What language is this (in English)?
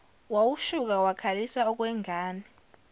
Zulu